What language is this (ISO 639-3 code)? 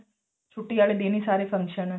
pan